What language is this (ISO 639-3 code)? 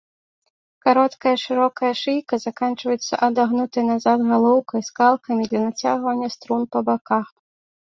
bel